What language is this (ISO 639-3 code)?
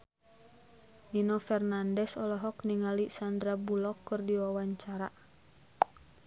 sun